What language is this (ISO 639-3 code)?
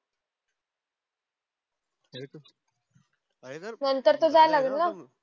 mar